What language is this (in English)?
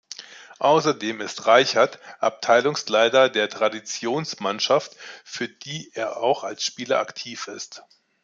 German